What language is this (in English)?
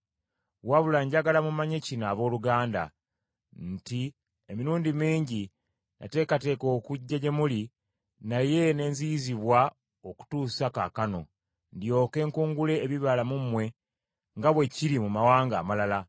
Ganda